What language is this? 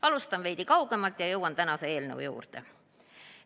Estonian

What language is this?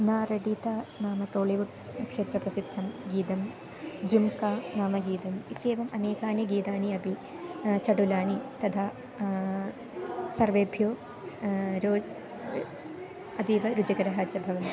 Sanskrit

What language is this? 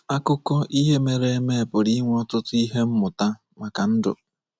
Igbo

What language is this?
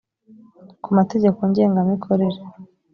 Kinyarwanda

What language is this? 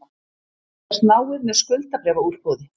Icelandic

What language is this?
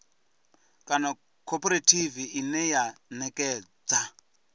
Venda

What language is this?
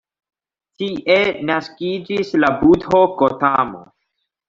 Esperanto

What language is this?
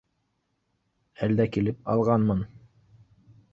Bashkir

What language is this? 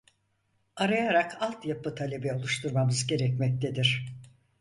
Turkish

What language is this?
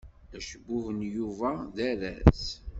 Kabyle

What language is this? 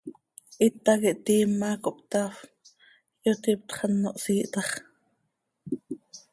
Seri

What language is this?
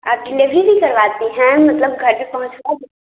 Hindi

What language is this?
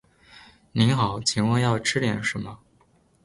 Chinese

